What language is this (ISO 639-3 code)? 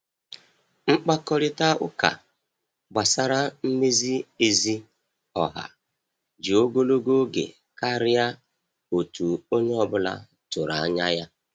ibo